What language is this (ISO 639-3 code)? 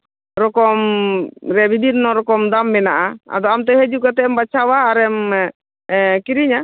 sat